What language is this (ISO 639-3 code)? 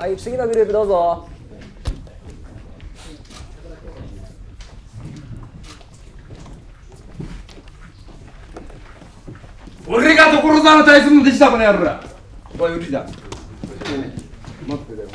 jpn